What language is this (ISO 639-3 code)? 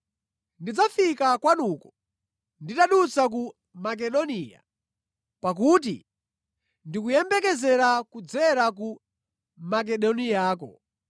nya